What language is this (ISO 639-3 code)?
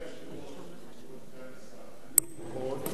heb